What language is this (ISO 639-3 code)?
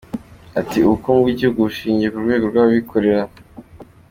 kin